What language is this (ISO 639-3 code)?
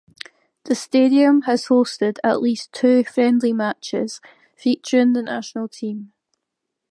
eng